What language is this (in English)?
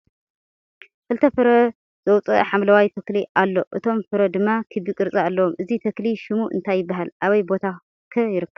Tigrinya